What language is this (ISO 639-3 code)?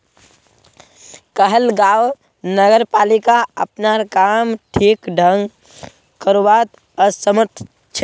mag